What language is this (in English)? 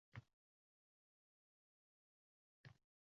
Uzbek